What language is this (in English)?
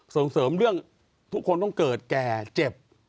Thai